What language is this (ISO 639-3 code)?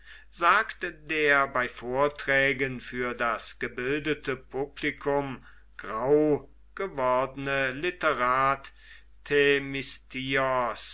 deu